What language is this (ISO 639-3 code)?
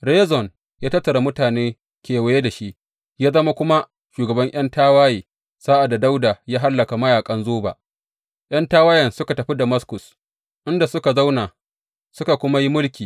hau